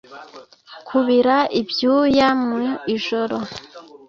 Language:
Kinyarwanda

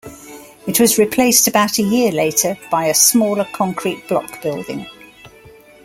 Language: English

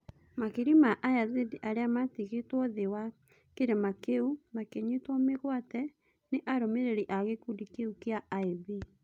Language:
Kikuyu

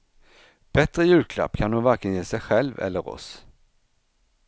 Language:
Swedish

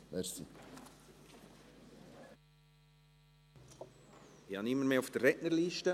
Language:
Swiss German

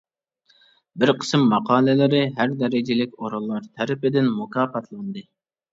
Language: Uyghur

